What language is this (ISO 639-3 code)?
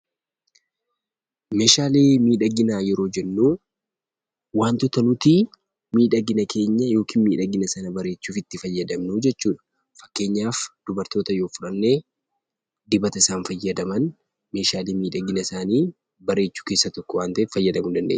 orm